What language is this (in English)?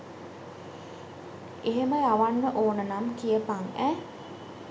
Sinhala